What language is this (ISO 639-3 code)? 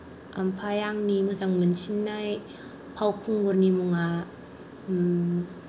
brx